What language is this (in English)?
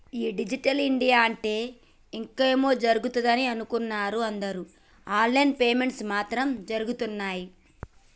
Telugu